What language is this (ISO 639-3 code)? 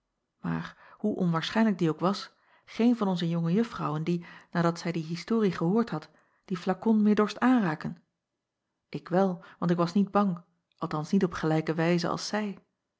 nld